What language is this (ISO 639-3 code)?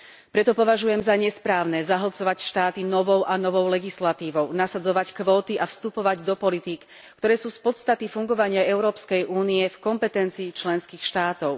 slk